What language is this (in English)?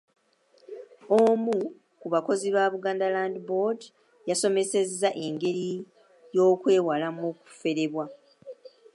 Ganda